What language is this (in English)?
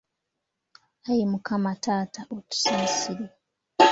Ganda